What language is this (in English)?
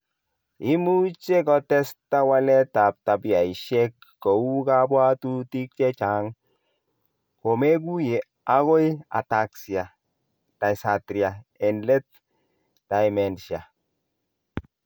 Kalenjin